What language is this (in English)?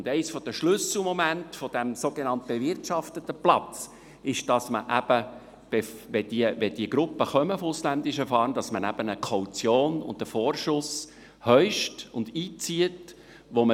Swiss German